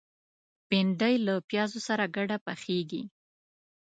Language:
Pashto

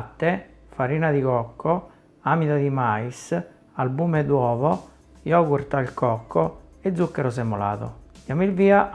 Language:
Italian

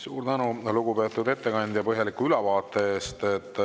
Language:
Estonian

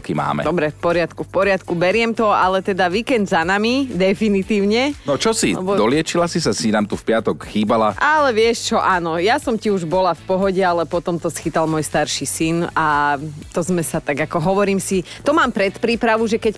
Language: Slovak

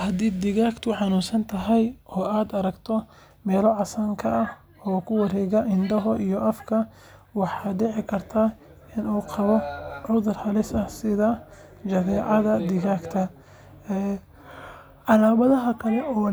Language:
Somali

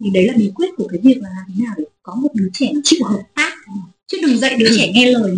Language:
Vietnamese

